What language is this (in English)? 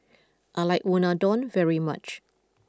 English